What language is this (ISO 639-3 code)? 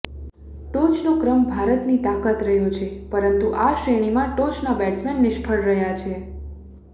guj